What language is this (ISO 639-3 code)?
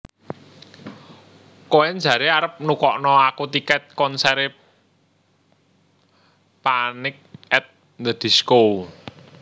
jav